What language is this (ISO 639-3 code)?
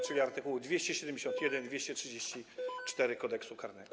pol